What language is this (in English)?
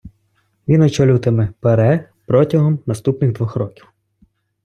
Ukrainian